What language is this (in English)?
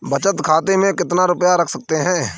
Hindi